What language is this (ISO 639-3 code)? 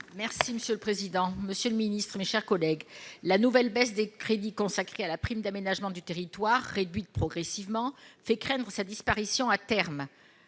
fra